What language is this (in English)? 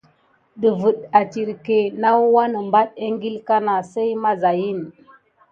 Gidar